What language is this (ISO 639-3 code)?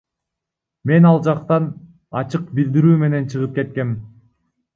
kir